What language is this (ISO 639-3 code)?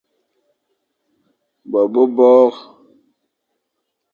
fan